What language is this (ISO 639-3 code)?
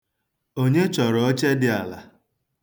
ibo